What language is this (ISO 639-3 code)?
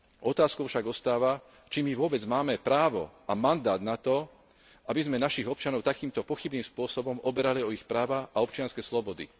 slk